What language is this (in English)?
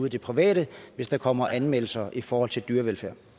Danish